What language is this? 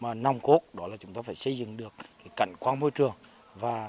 Vietnamese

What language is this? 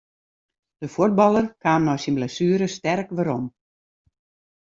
Western Frisian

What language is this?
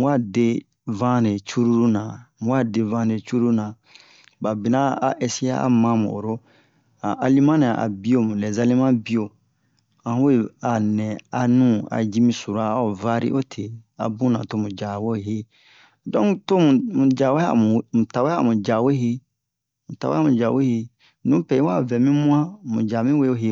Bomu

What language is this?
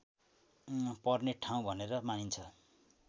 Nepali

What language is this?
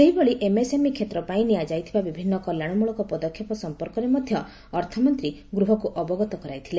Odia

